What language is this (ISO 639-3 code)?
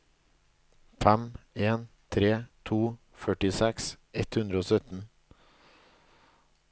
nor